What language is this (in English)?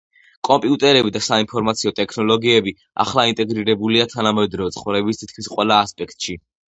Georgian